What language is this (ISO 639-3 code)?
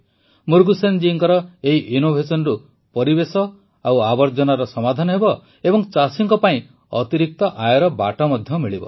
ori